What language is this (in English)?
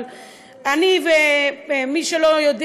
Hebrew